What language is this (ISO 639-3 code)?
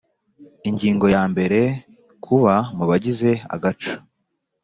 kin